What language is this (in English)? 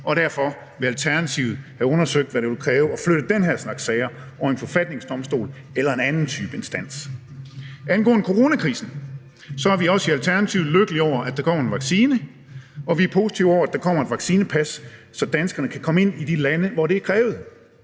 Danish